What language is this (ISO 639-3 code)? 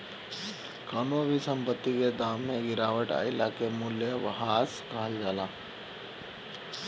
bho